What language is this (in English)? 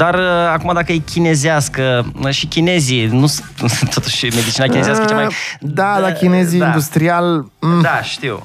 Romanian